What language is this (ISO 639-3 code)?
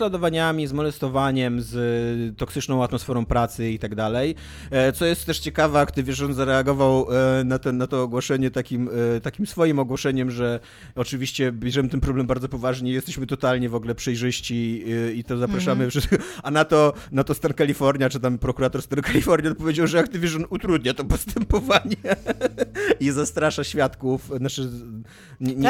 pol